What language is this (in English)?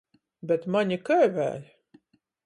Latgalian